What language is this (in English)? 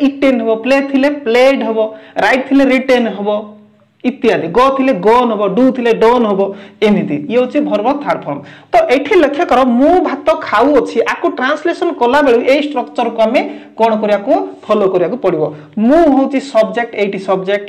Hindi